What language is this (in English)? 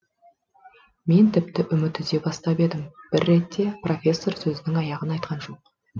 Kazakh